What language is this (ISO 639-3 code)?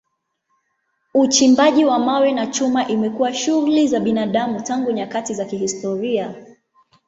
swa